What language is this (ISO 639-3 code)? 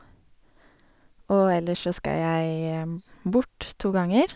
nor